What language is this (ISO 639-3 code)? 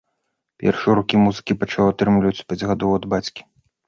bel